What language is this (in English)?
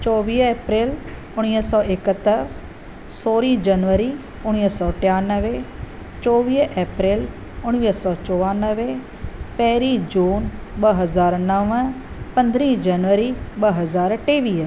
Sindhi